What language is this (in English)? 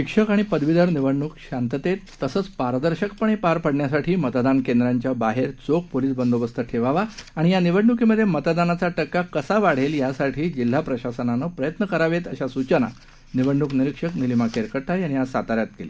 Marathi